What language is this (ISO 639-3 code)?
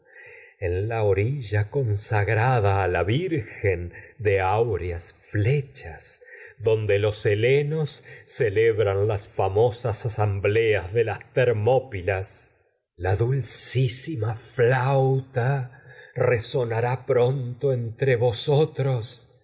spa